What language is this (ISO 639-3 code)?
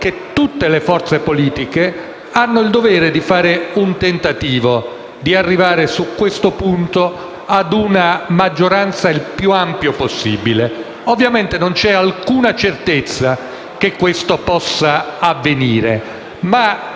ita